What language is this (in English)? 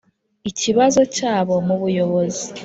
Kinyarwanda